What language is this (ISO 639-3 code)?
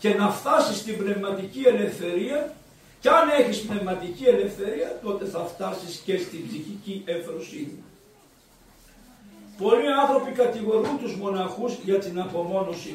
ell